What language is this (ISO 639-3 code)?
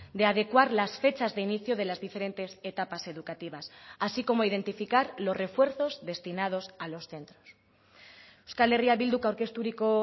spa